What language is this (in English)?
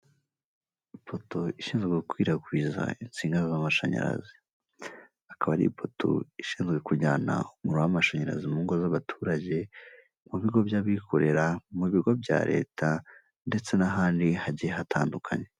Kinyarwanda